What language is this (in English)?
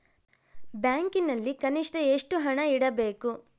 Kannada